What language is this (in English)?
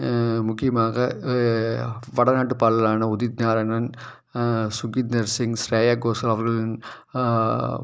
Tamil